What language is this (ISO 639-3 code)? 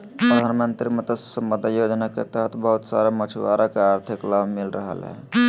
mag